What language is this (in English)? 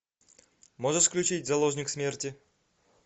Russian